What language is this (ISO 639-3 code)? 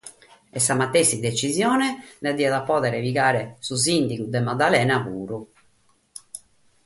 srd